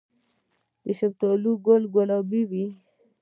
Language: Pashto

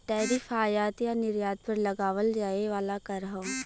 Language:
Bhojpuri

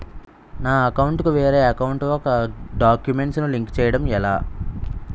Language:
Telugu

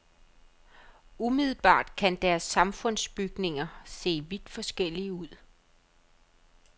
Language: Danish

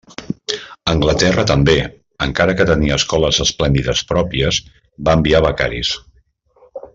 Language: Catalan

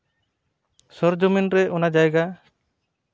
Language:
Santali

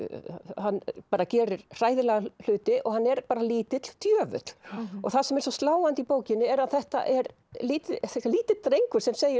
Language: Icelandic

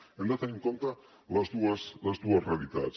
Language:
Catalan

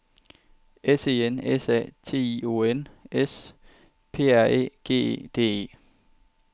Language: Danish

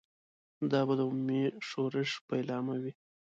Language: Pashto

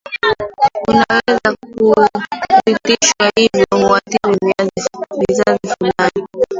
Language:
Swahili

